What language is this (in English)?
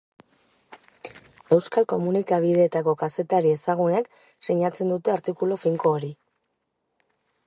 Basque